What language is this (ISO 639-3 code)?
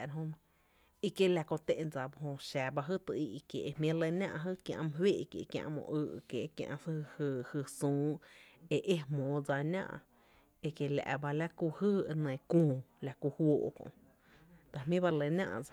cte